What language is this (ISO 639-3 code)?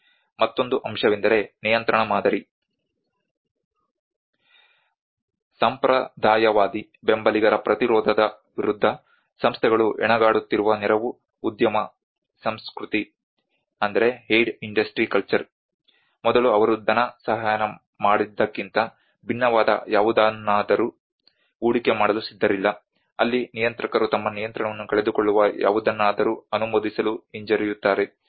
kan